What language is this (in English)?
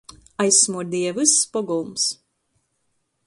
Latgalian